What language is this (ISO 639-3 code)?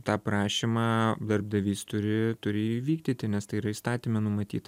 lit